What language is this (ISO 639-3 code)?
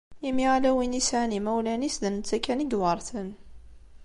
kab